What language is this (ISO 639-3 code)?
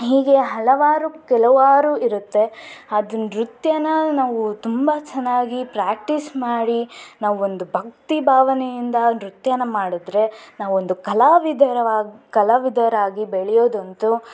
kan